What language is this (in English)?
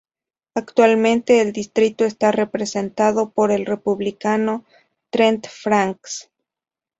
Spanish